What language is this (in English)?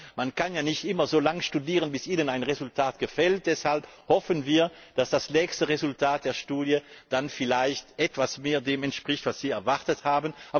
German